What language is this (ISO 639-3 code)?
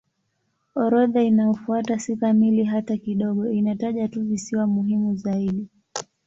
swa